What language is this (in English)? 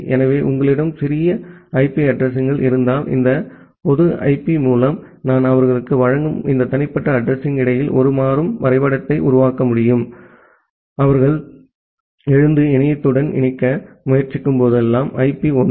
Tamil